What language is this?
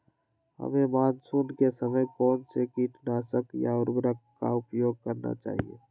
Magahi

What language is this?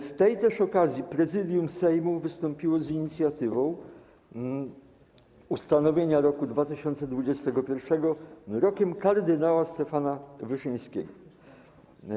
Polish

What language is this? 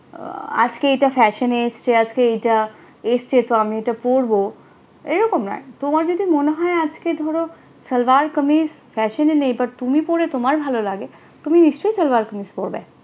Bangla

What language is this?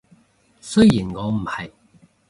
Cantonese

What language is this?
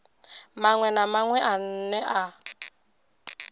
Venda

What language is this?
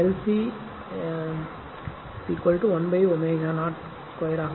Tamil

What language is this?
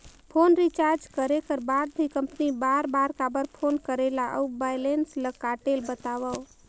Chhattisgarhi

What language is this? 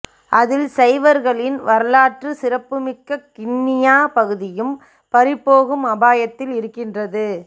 Tamil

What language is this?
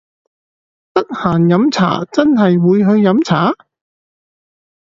Cantonese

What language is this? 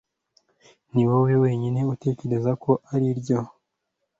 Kinyarwanda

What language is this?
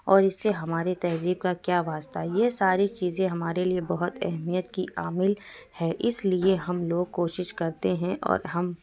Urdu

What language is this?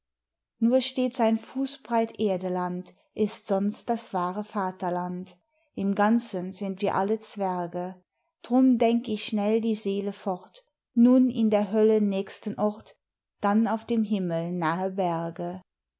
German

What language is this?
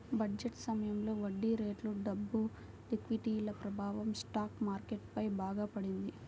Telugu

